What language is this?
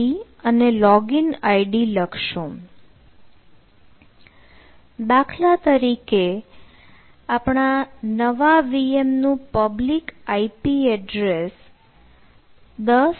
Gujarati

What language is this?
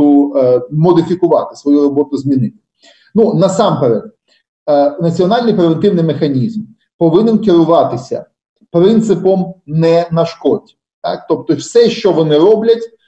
Ukrainian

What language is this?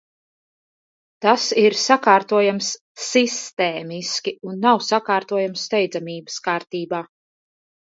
Latvian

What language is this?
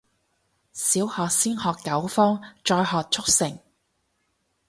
Cantonese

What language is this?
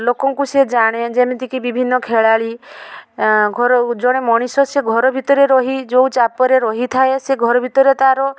Odia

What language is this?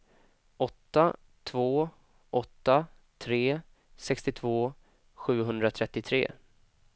Swedish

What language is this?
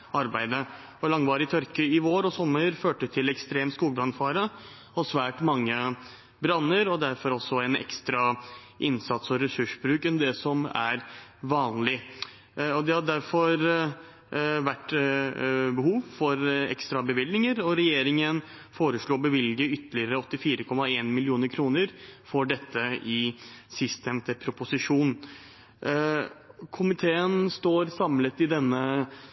Norwegian Bokmål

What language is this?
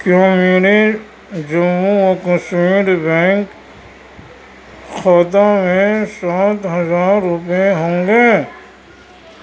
Urdu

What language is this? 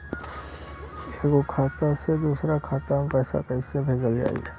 Bhojpuri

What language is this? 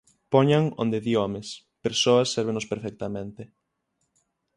Galician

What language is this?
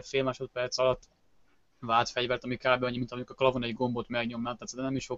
Hungarian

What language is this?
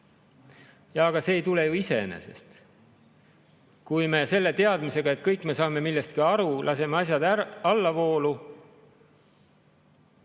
Estonian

